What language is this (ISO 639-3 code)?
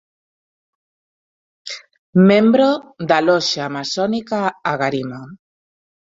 glg